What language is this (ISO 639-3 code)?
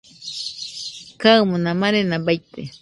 hux